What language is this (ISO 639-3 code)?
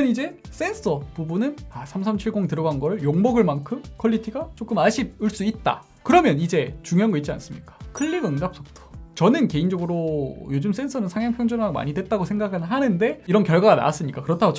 kor